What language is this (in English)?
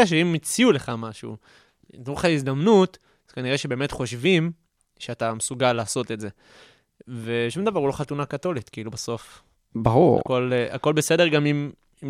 Hebrew